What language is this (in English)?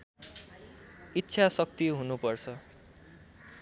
Nepali